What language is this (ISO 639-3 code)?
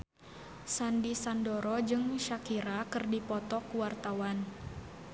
sun